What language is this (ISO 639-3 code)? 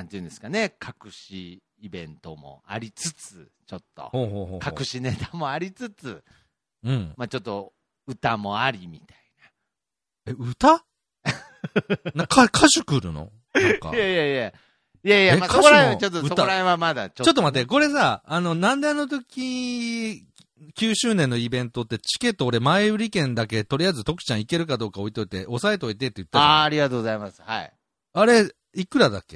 jpn